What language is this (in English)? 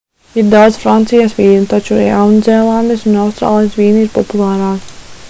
Latvian